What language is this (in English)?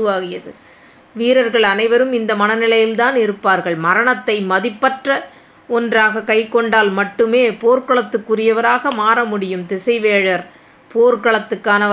Tamil